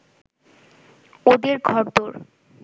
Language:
Bangla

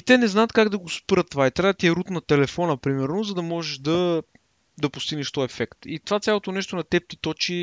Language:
Bulgarian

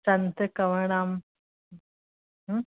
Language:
Sindhi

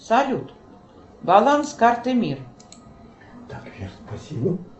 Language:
Russian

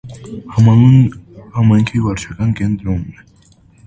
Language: Armenian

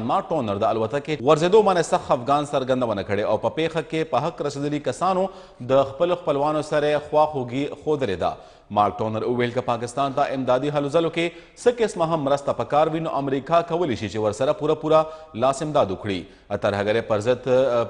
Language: Romanian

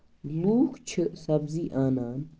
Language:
Kashmiri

